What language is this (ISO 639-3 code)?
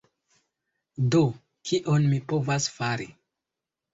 epo